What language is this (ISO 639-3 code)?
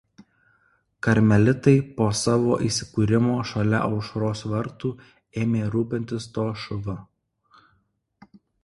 lit